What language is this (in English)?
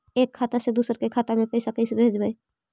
Magahi